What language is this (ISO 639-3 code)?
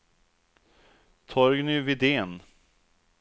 swe